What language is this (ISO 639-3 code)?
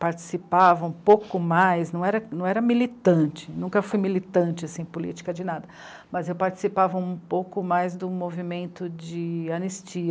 por